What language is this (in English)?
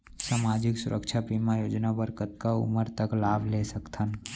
Chhattisgarhi